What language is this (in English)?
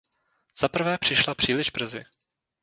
Czech